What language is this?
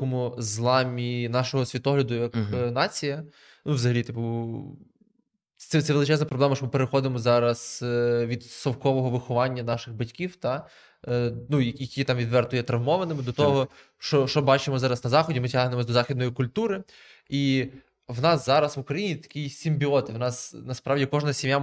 Ukrainian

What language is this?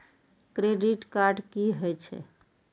Maithili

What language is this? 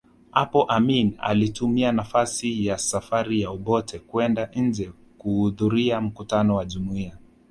Swahili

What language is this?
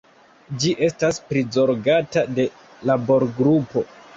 Esperanto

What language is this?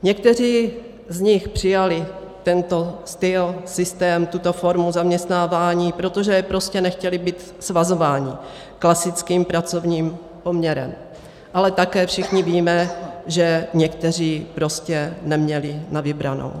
Czech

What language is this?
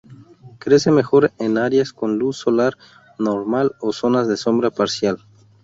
Spanish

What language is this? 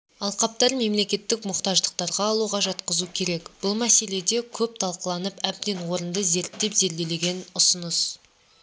Kazakh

